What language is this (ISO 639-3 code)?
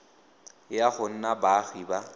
tsn